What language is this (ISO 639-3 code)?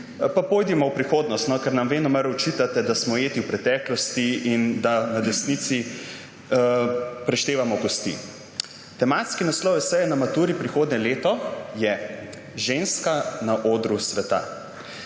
slv